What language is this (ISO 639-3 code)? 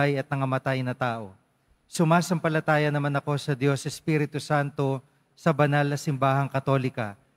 fil